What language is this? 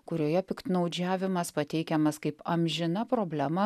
Lithuanian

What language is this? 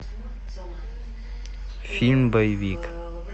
Russian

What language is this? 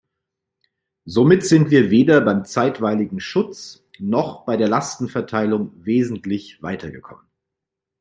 German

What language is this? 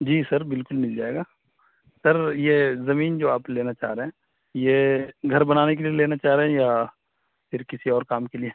Urdu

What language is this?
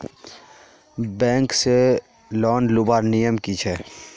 Magahi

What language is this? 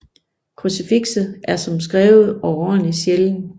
Danish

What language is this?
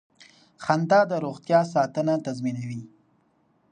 Pashto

